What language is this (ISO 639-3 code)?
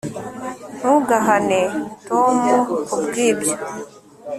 kin